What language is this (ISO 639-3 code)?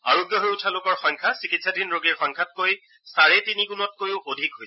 asm